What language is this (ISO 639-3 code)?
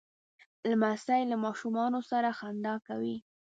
pus